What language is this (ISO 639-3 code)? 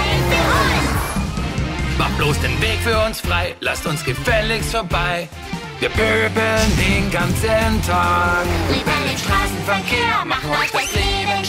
tha